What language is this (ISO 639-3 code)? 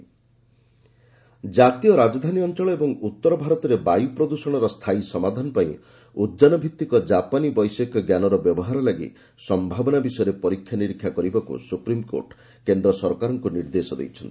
ori